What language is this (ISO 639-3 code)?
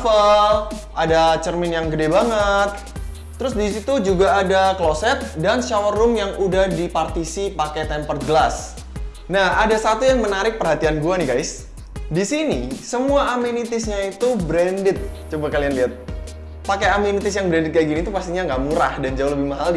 ind